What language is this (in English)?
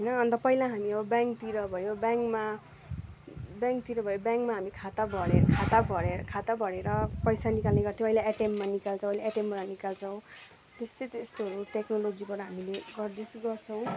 Nepali